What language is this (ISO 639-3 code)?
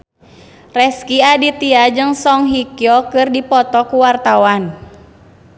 sun